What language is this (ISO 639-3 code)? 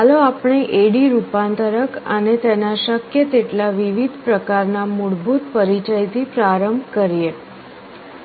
guj